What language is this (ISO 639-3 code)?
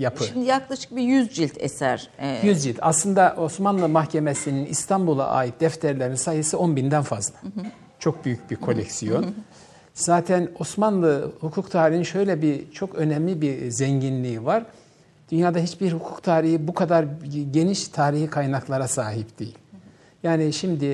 tur